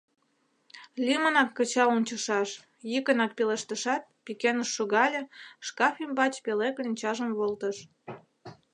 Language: Mari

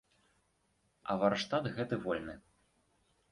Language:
Belarusian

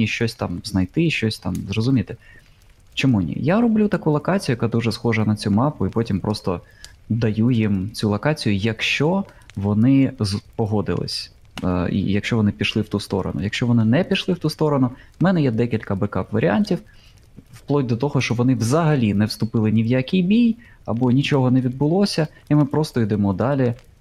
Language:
Ukrainian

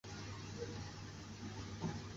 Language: Chinese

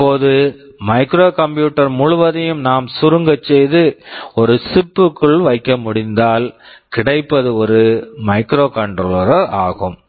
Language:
Tamil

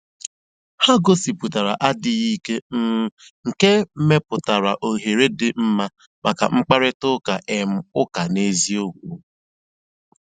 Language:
Igbo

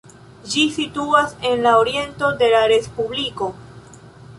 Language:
Esperanto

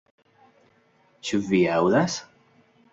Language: Esperanto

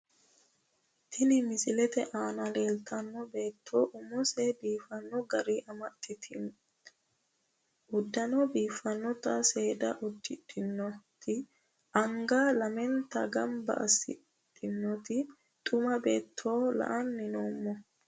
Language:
Sidamo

